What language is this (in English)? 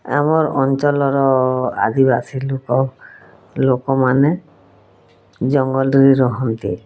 Odia